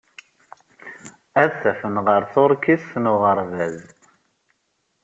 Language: Kabyle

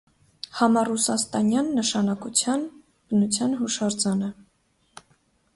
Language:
Armenian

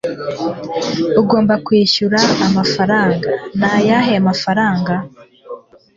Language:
Kinyarwanda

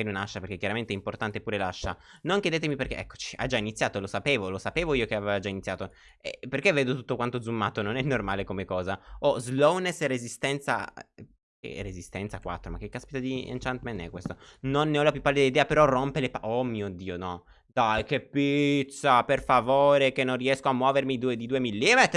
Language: Italian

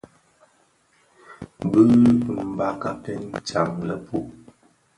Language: Bafia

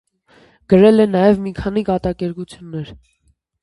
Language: Armenian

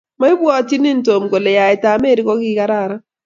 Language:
Kalenjin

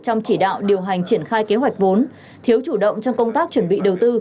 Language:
Vietnamese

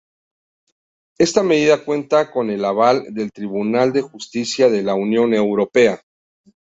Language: Spanish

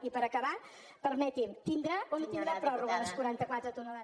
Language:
Catalan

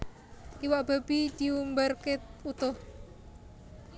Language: Javanese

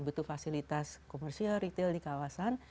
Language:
Indonesian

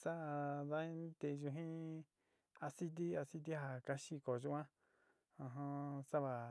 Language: Sinicahua Mixtec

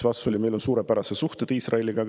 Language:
Estonian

